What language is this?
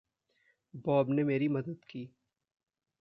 Hindi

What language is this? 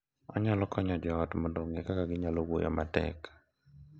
Luo (Kenya and Tanzania)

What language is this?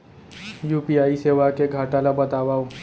Chhattisgarhi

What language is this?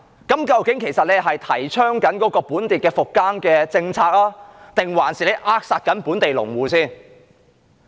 Cantonese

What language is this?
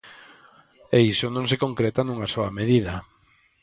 Galician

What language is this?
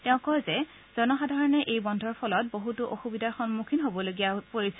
Assamese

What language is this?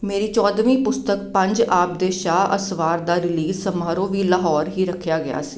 Punjabi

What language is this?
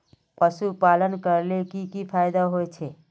Magahi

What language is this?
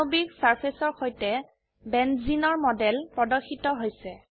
Assamese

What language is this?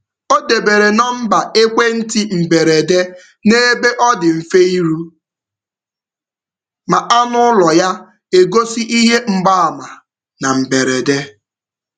Igbo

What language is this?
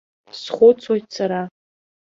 Abkhazian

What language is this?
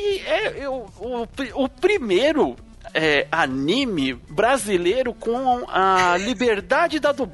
Portuguese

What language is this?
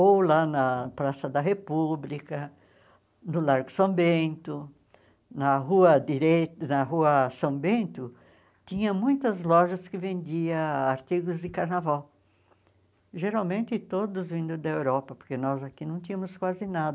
Portuguese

